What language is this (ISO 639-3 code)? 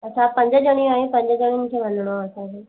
snd